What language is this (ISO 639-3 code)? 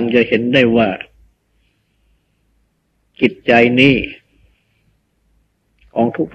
tha